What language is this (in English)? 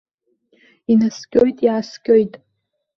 Abkhazian